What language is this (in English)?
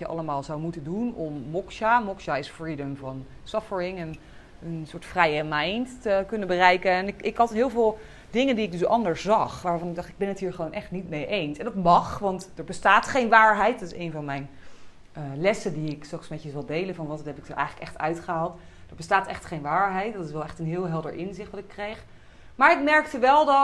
Dutch